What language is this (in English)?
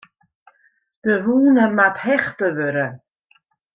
Western Frisian